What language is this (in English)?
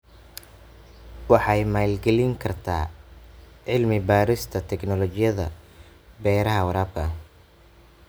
Somali